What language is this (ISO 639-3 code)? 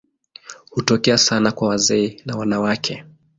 swa